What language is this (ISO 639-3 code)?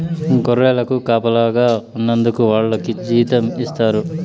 tel